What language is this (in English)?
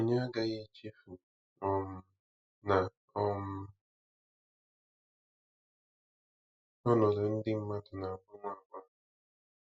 Igbo